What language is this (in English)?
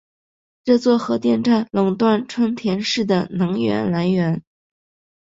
Chinese